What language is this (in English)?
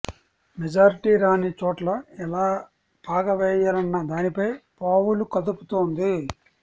Telugu